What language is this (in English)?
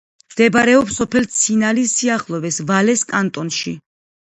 Georgian